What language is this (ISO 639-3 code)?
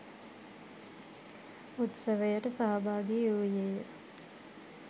sin